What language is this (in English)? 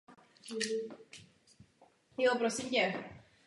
Czech